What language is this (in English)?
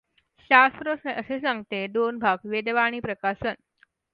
Marathi